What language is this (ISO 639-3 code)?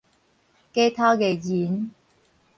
nan